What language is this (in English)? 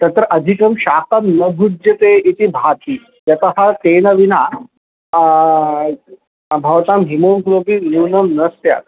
Sanskrit